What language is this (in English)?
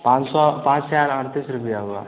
Hindi